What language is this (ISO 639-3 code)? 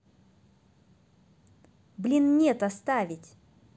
rus